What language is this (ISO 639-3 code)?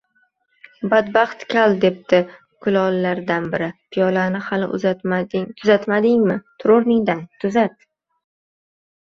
uzb